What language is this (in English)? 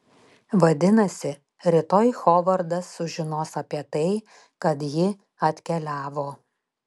Lithuanian